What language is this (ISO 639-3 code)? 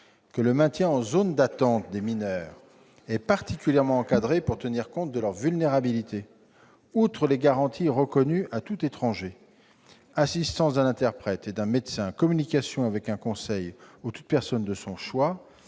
fra